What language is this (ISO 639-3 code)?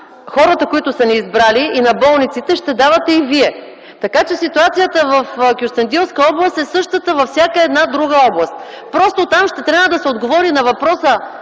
bul